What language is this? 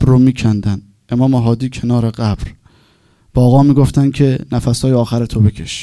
Persian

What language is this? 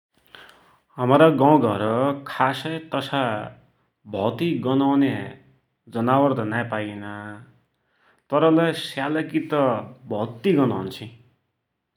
Dotyali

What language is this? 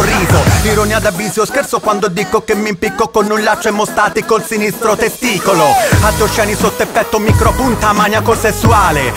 Italian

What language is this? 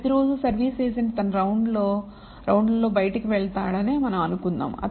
Telugu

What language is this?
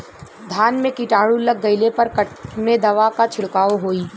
Bhojpuri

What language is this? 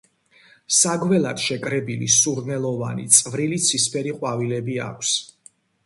Georgian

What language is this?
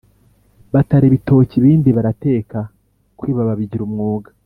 Kinyarwanda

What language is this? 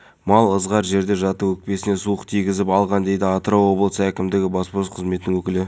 Kazakh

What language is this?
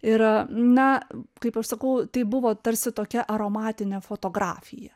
Lithuanian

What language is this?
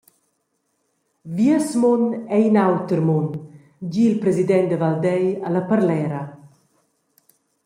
Romansh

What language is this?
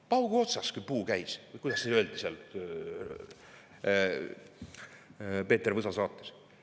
Estonian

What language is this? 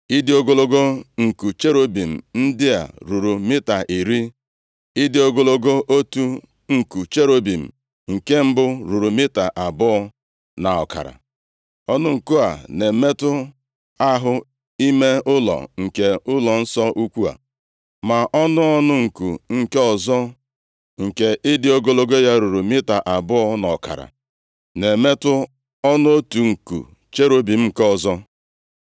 Igbo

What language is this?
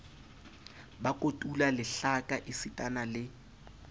Southern Sotho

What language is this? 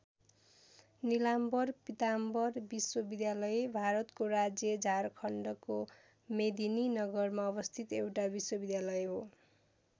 Nepali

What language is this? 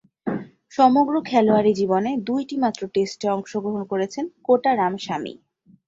Bangla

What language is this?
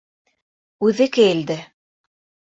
Bashkir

